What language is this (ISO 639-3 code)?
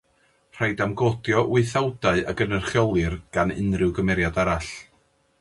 cym